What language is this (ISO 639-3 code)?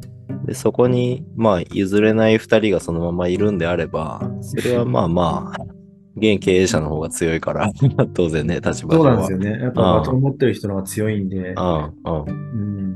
jpn